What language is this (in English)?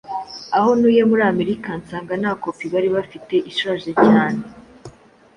Kinyarwanda